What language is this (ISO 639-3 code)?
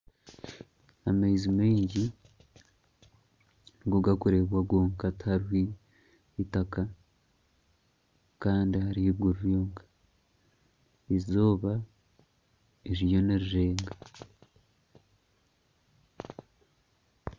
nyn